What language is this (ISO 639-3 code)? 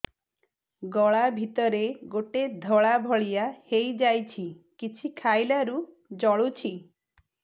ori